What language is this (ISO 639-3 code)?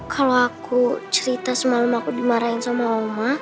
ind